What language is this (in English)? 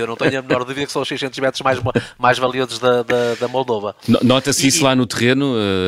Portuguese